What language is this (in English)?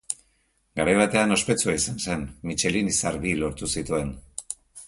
Basque